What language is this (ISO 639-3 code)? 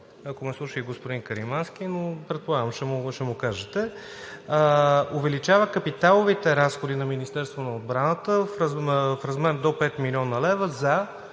bul